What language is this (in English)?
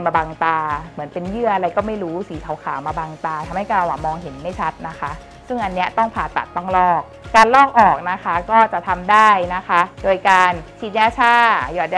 Thai